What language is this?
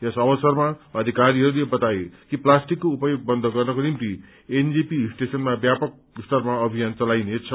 Nepali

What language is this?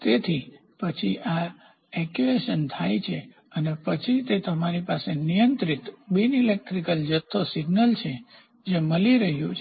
Gujarati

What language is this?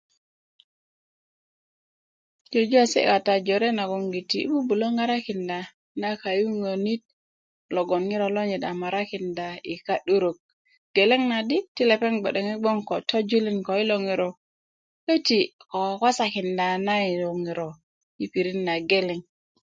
Kuku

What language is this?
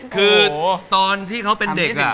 Thai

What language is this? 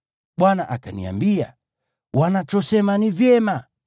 Swahili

